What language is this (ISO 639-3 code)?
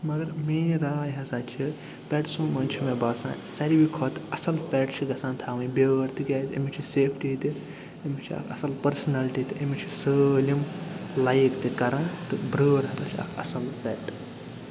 kas